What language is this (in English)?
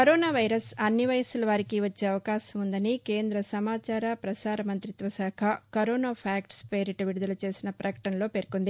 Telugu